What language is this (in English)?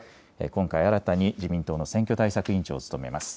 Japanese